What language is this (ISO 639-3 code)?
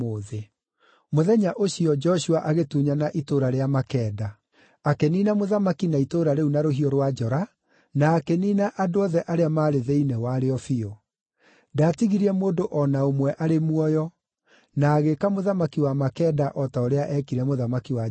kik